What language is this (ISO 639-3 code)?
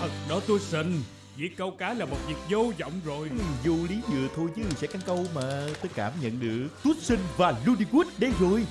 vie